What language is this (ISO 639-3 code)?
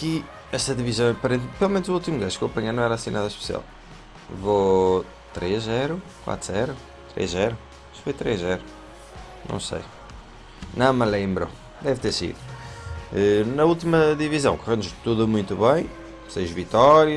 por